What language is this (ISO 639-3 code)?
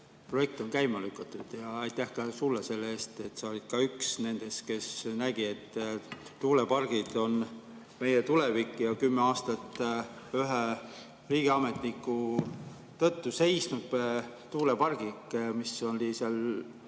est